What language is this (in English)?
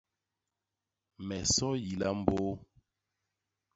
Basaa